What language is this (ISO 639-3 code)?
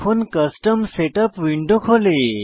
ben